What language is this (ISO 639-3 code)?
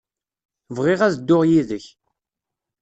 kab